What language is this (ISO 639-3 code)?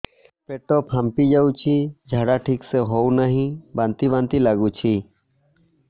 ori